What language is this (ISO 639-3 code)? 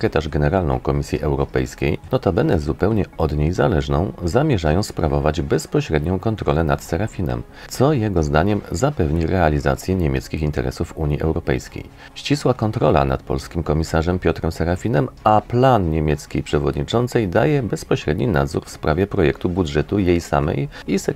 pol